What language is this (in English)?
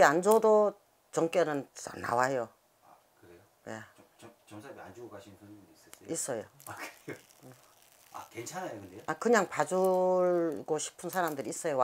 Korean